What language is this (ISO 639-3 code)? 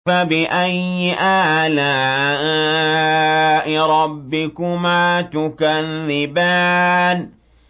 ara